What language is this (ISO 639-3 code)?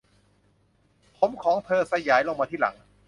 tha